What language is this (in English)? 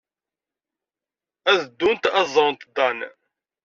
Kabyle